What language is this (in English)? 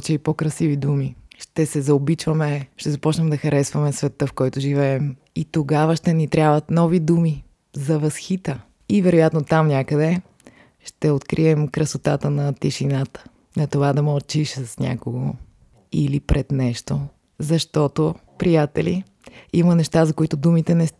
Bulgarian